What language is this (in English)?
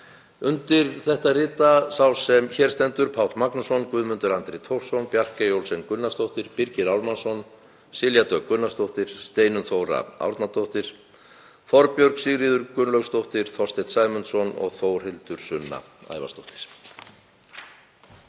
Icelandic